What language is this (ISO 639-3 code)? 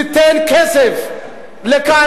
heb